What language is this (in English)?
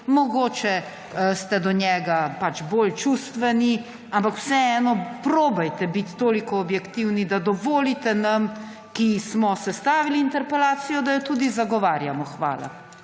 Slovenian